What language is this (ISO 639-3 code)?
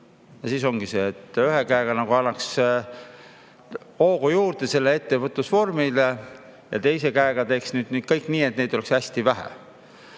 est